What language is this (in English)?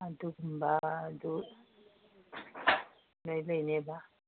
Manipuri